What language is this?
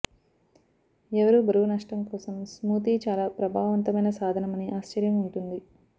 Telugu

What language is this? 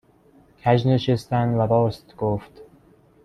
Persian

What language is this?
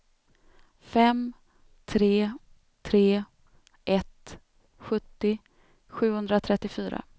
Swedish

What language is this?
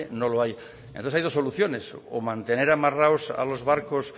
Spanish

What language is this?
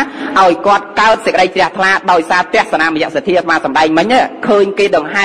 Thai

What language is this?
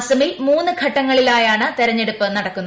Malayalam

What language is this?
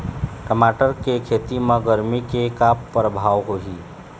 Chhattisgarhi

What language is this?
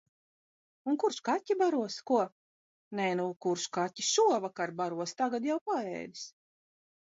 Latvian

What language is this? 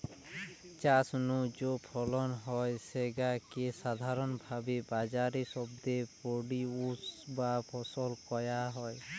Bangla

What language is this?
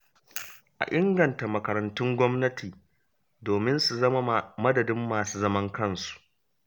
Hausa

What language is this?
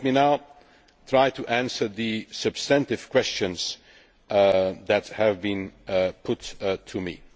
English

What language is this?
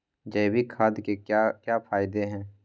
Magahi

